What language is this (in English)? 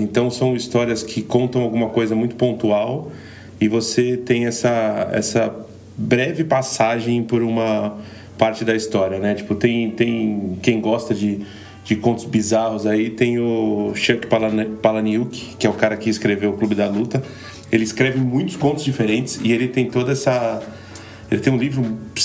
Portuguese